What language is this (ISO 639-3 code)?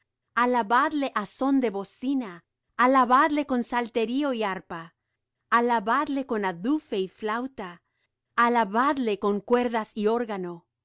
spa